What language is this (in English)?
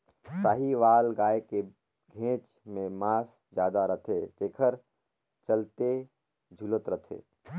Chhattisgarhi